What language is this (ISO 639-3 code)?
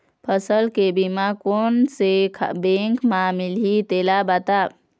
hne